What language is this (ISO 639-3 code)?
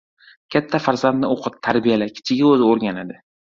uzb